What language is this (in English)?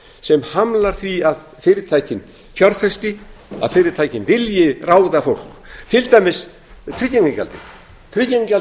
Icelandic